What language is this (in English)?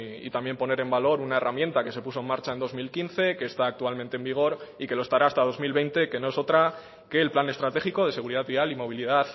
Spanish